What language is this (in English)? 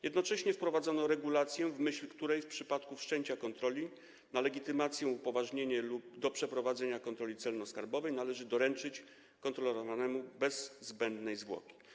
Polish